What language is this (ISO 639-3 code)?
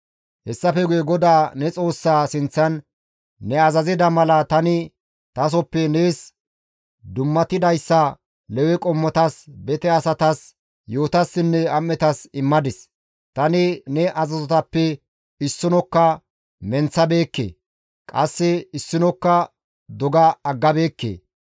gmv